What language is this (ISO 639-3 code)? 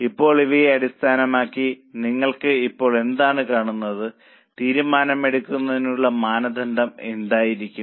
mal